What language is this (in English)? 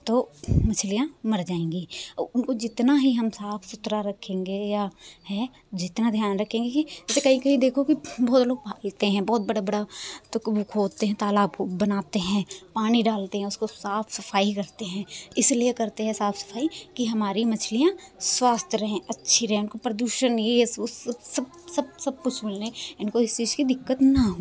Hindi